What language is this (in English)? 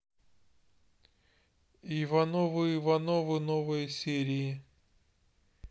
Russian